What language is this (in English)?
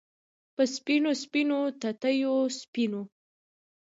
Pashto